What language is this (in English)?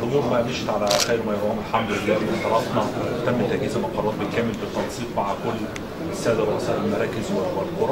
Arabic